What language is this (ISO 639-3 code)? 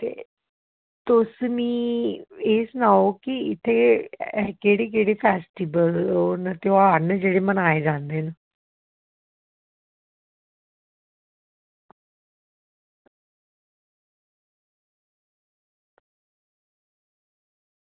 doi